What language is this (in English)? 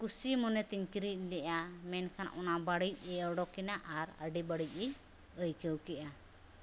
Santali